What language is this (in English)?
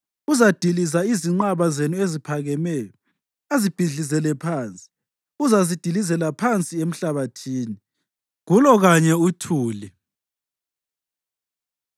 North Ndebele